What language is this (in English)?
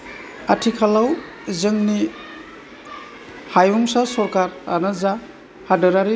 Bodo